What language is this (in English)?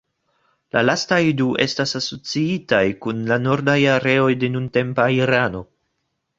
Esperanto